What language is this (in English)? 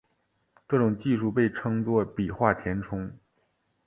Chinese